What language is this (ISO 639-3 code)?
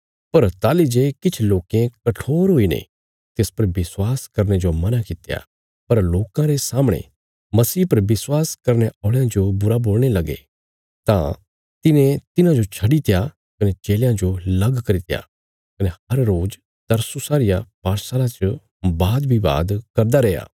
kfs